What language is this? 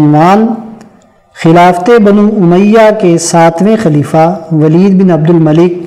Urdu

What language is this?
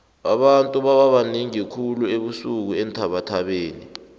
South Ndebele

